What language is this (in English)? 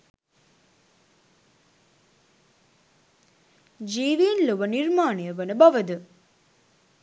Sinhala